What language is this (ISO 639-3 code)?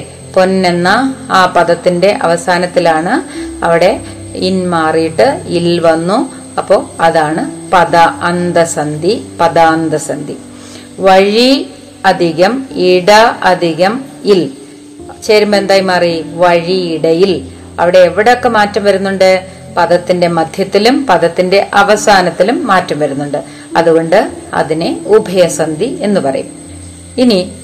mal